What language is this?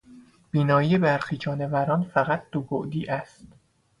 Persian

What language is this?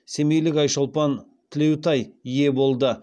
Kazakh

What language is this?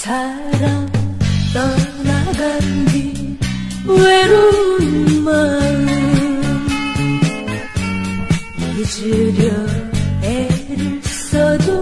Korean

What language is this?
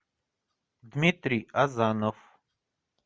Russian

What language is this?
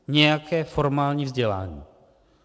Czech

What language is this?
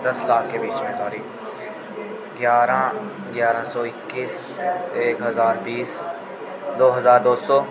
Dogri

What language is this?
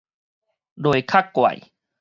Min Nan Chinese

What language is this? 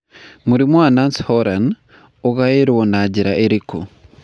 Kikuyu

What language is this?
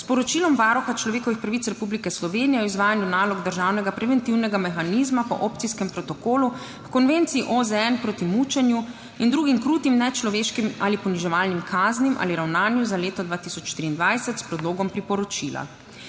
Slovenian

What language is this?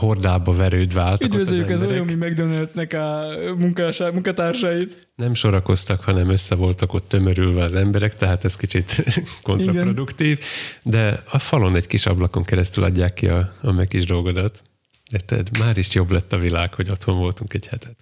Hungarian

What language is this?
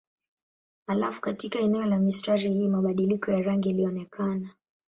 Swahili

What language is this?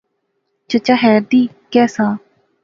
Pahari-Potwari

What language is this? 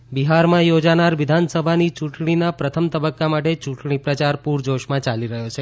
Gujarati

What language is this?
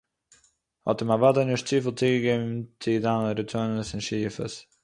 Yiddish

